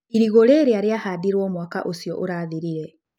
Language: Kikuyu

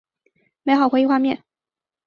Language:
Chinese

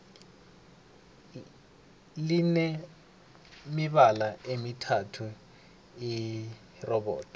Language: South Ndebele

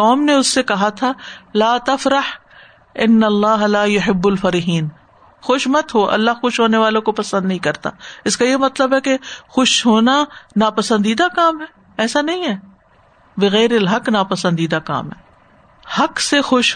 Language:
Urdu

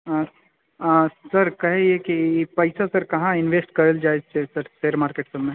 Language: Maithili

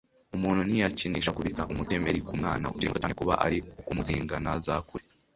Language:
Kinyarwanda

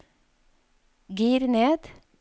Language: Norwegian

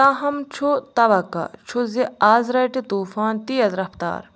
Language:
Kashmiri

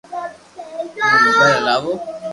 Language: Loarki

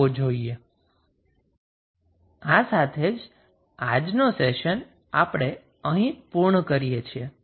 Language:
Gujarati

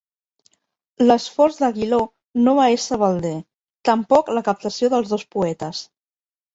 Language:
Catalan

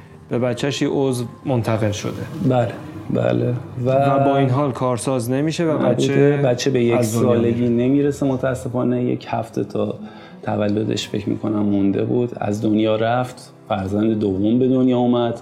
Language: Persian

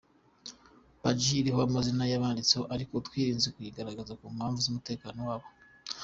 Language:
Kinyarwanda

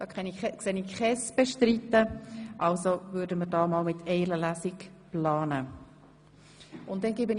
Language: Swiss German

